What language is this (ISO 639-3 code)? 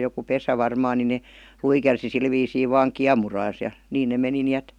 fin